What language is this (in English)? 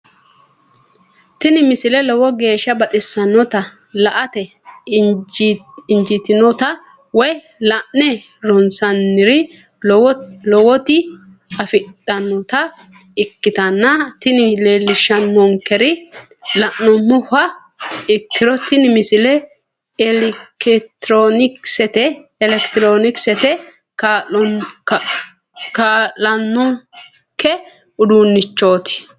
Sidamo